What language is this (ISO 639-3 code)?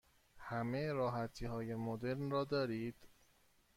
fas